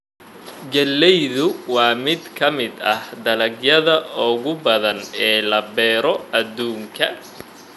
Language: Somali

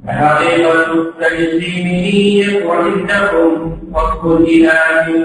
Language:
Arabic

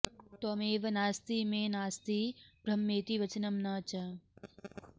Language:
Sanskrit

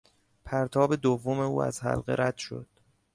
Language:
Persian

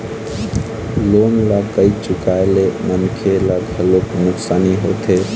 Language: Chhattisgarhi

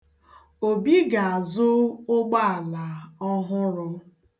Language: Igbo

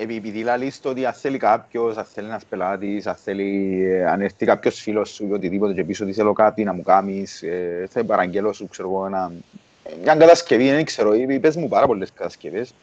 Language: Greek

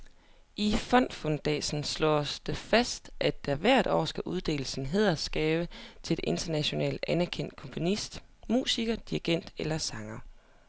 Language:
Danish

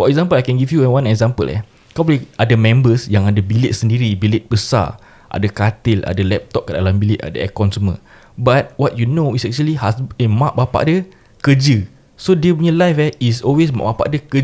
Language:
Malay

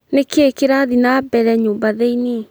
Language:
Kikuyu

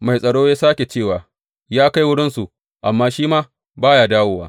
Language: Hausa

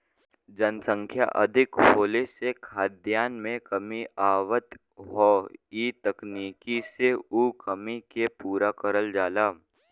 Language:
Bhojpuri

